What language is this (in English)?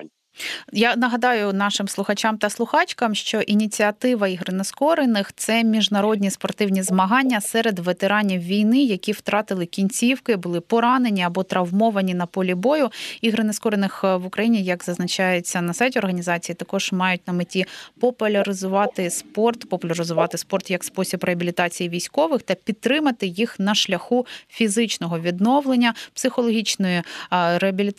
Ukrainian